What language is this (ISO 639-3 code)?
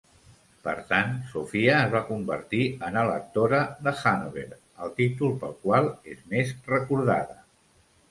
cat